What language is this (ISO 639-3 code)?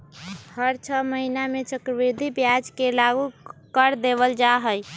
mag